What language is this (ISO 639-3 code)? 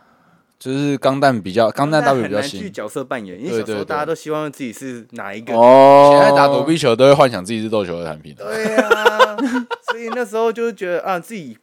zho